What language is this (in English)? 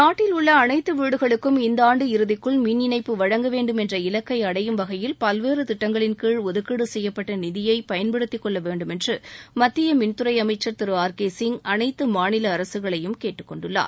Tamil